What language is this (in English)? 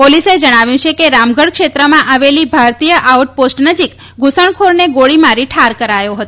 Gujarati